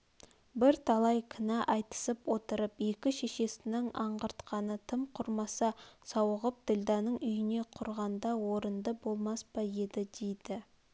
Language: Kazakh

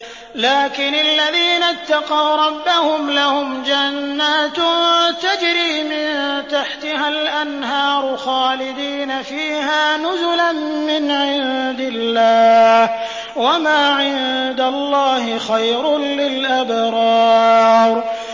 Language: Arabic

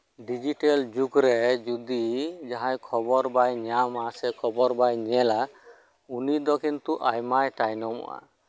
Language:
Santali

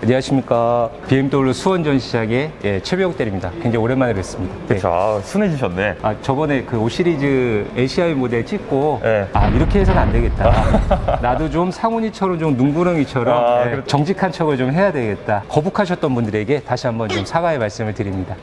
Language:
Korean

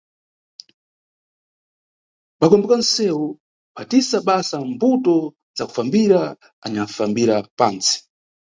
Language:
Nyungwe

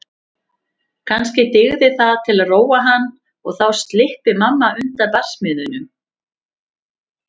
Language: Icelandic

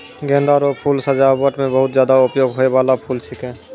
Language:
Maithili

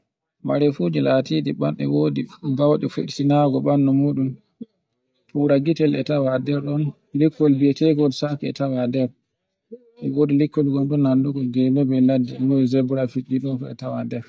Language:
Borgu Fulfulde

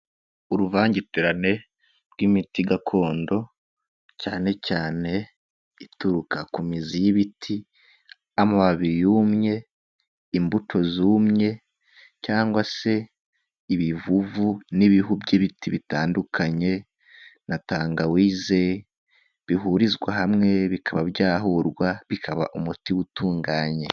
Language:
Kinyarwanda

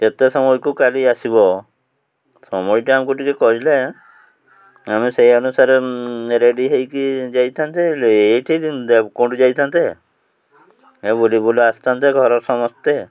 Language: Odia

